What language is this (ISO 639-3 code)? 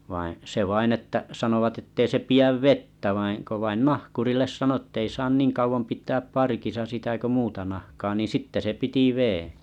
fin